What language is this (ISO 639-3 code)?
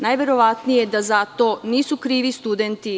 srp